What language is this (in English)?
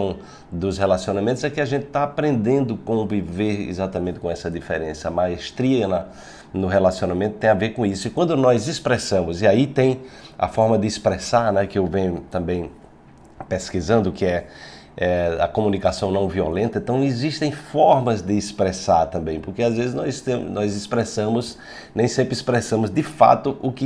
Portuguese